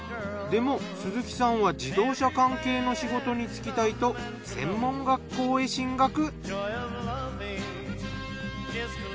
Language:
Japanese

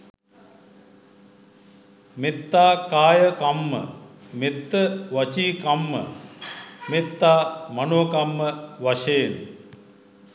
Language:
Sinhala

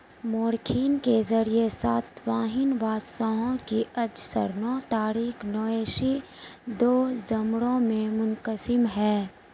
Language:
Urdu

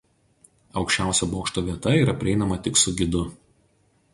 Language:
Lithuanian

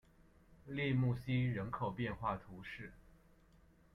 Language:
Chinese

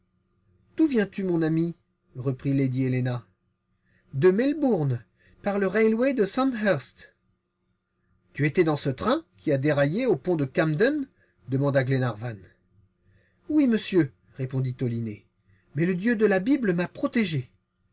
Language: French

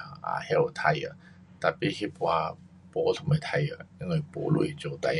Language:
Pu-Xian Chinese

